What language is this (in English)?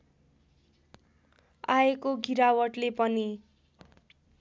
Nepali